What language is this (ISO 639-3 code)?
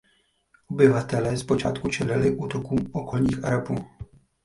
ces